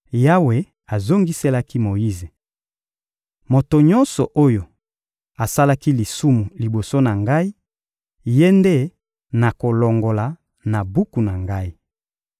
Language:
Lingala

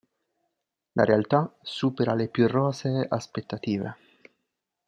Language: Italian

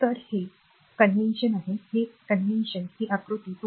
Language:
Marathi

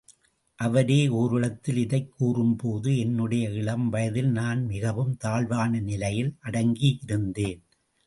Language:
Tamil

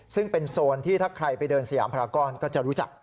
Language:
Thai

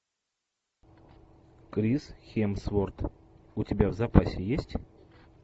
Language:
Russian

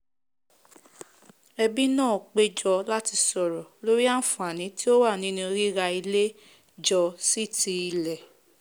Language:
Yoruba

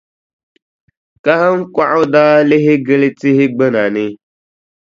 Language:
Dagbani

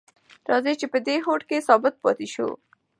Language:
Pashto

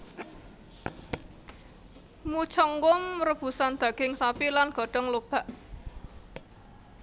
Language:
Javanese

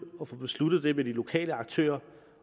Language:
Danish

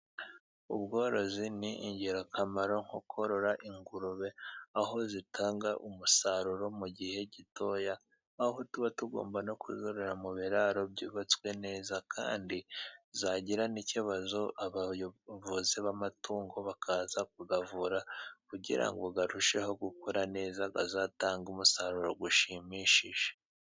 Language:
Kinyarwanda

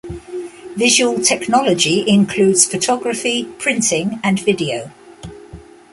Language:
English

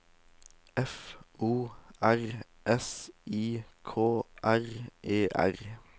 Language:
Norwegian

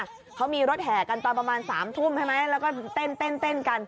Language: Thai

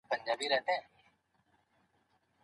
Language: Pashto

